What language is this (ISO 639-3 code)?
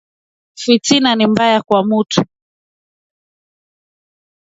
swa